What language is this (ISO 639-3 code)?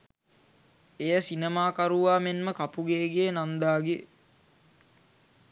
sin